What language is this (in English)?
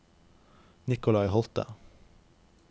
Norwegian